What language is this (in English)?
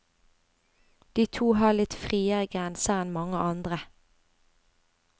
Norwegian